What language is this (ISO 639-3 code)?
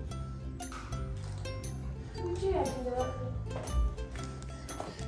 ind